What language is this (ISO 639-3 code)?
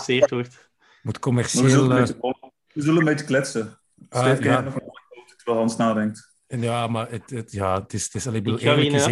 nld